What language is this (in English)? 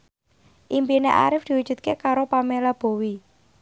Javanese